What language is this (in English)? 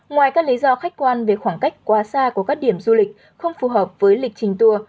Vietnamese